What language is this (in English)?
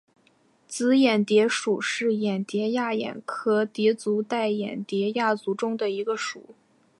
Chinese